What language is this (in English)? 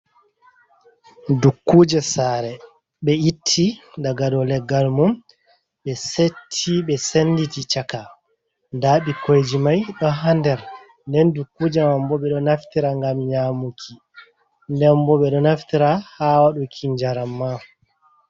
Fula